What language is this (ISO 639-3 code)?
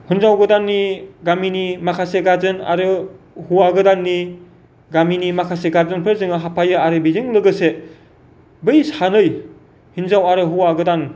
brx